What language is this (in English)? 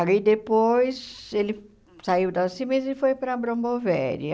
Portuguese